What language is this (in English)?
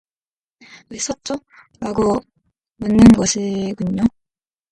Korean